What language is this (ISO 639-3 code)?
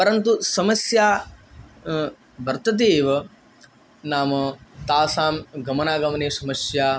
san